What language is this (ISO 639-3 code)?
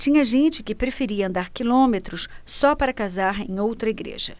por